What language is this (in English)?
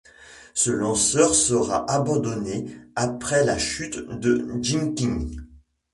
French